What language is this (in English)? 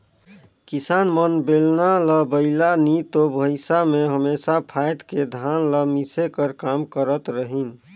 Chhattisgarhi